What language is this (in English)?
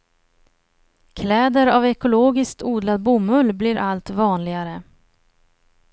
Swedish